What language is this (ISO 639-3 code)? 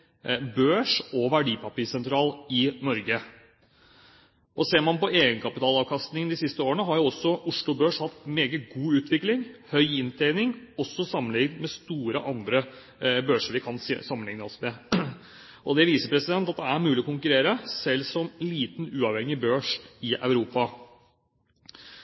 nob